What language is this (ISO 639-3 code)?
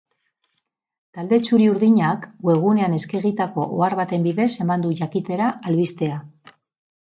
eus